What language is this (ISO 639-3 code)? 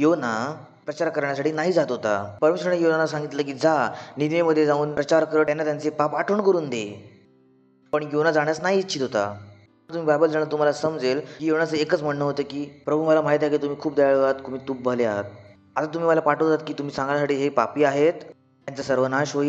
hin